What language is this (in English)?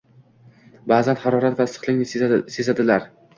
Uzbek